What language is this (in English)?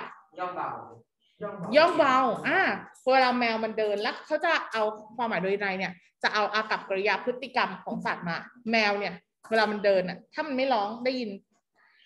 Thai